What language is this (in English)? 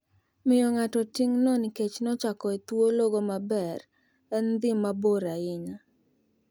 Luo (Kenya and Tanzania)